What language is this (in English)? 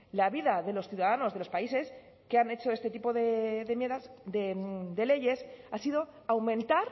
Spanish